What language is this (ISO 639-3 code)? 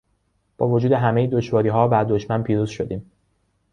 fas